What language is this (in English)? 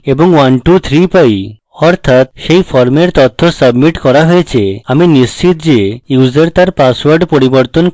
Bangla